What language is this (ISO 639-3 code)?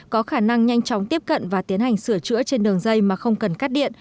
vie